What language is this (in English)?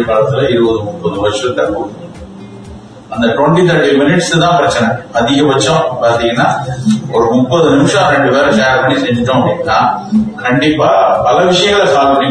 Tamil